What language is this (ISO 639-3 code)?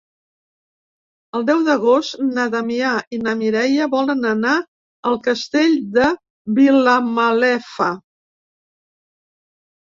cat